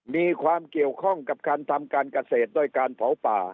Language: Thai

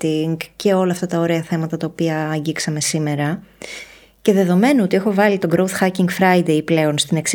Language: Greek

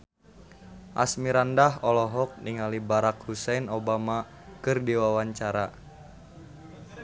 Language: Sundanese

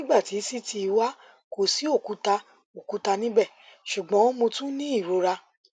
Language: Yoruba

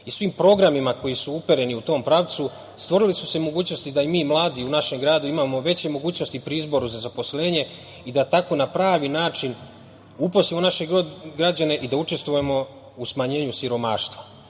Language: Serbian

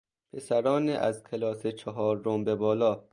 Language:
Persian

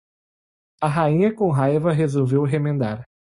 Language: Portuguese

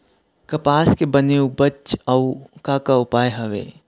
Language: Chhattisgarhi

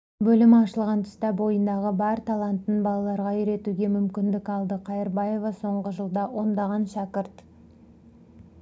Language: Kazakh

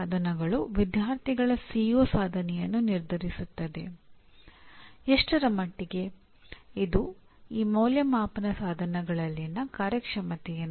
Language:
Kannada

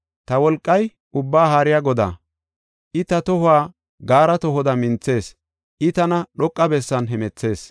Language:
Gofa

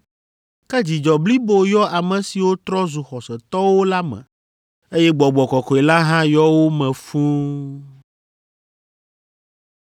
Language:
Ewe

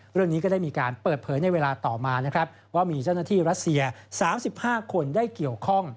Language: Thai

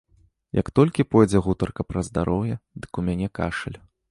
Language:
Belarusian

